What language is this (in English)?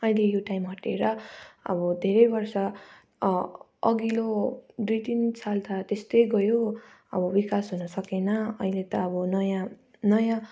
Nepali